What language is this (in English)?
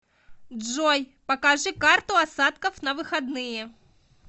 Russian